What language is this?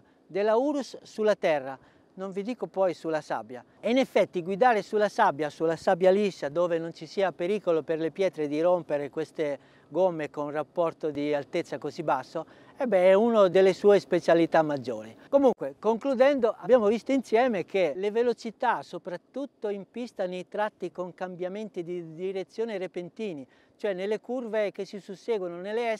Italian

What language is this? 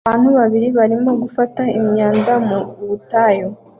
Kinyarwanda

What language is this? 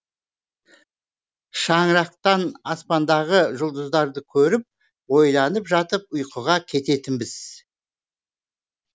Kazakh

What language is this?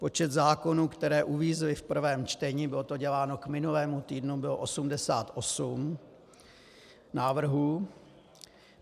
Czech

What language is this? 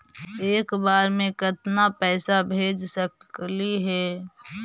Magahi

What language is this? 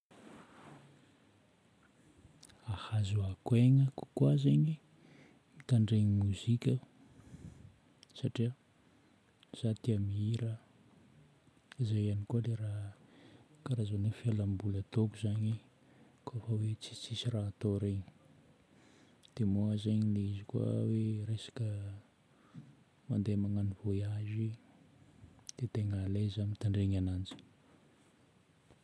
Northern Betsimisaraka Malagasy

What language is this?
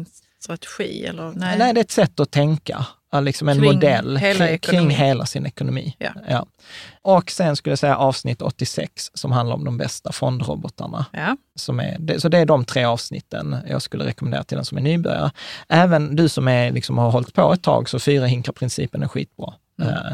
Swedish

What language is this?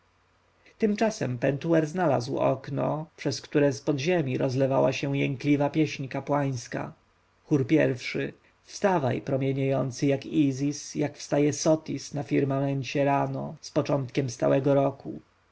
Polish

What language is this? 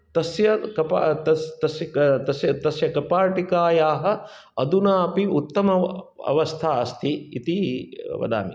Sanskrit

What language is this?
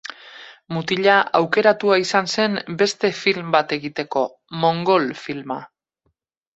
Basque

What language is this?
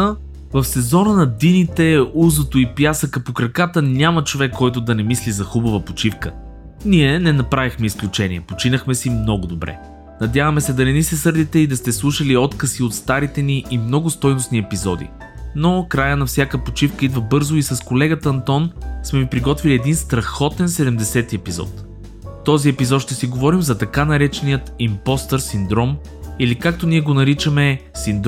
Bulgarian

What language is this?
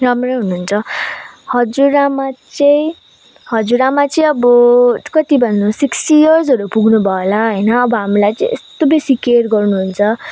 Nepali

